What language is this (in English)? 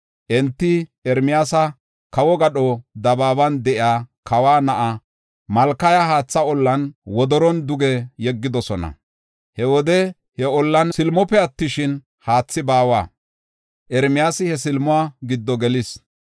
Gofa